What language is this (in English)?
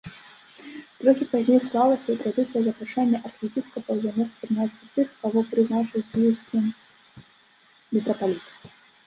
Belarusian